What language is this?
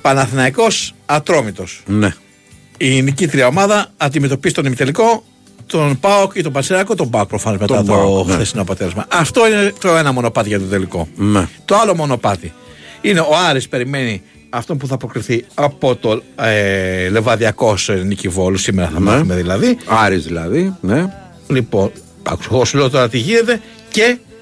Greek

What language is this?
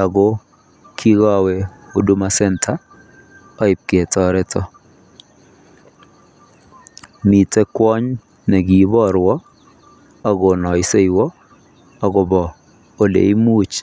Kalenjin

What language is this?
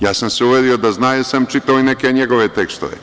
Serbian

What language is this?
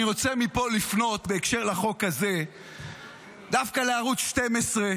Hebrew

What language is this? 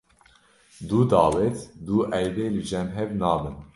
Kurdish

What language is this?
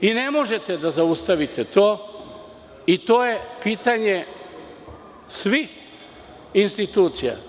Serbian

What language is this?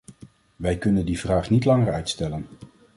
Dutch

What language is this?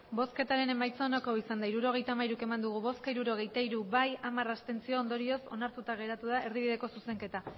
Basque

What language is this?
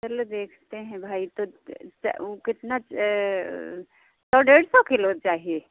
Hindi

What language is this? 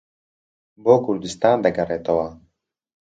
Central Kurdish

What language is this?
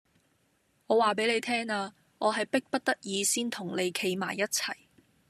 Cantonese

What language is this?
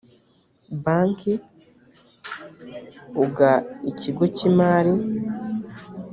Kinyarwanda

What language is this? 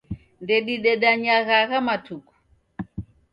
Taita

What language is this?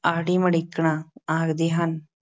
Punjabi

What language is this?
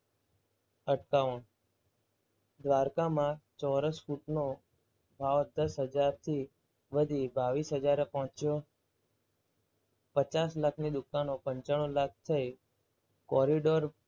Gujarati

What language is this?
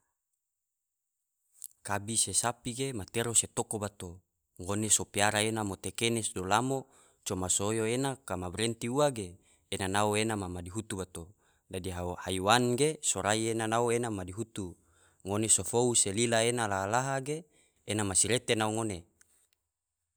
Tidore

